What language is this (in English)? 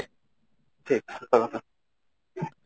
Odia